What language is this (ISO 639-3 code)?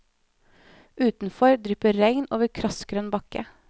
nor